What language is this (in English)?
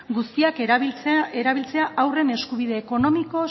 Basque